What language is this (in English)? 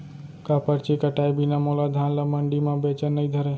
Chhattisgarhi